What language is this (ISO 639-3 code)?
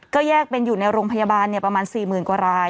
tha